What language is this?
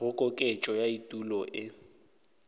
Northern Sotho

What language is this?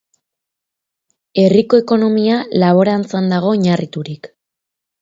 Basque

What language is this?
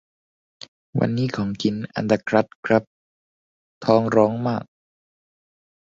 Thai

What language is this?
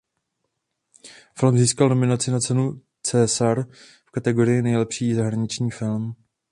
Czech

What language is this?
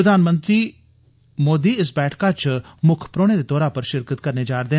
Dogri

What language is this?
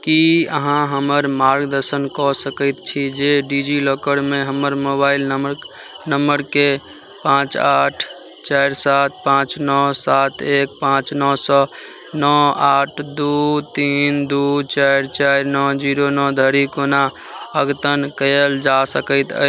Maithili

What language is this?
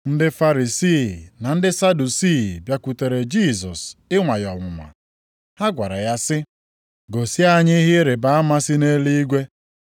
Igbo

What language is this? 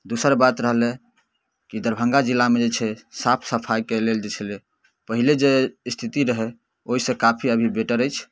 Maithili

